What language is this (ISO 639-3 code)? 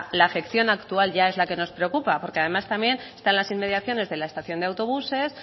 spa